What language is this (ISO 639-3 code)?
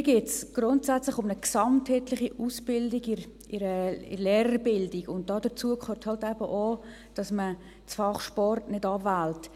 gsw